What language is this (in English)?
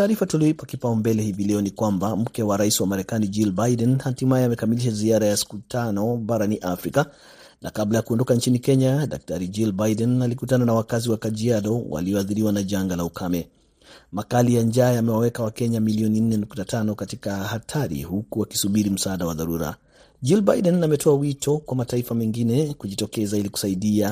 Swahili